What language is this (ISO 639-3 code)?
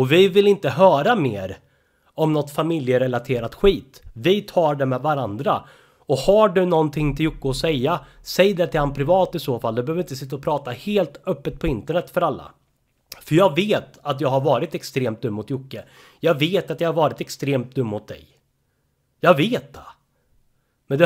swe